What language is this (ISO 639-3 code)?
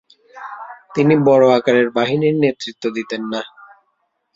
ben